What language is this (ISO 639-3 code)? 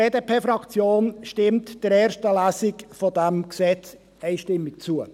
gsw